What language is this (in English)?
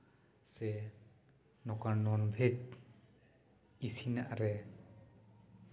Santali